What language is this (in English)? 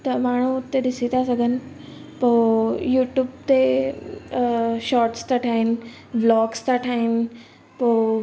Sindhi